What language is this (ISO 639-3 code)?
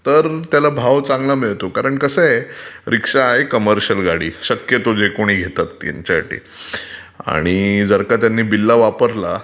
mar